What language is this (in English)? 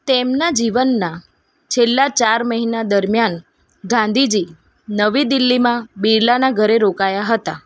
Gujarati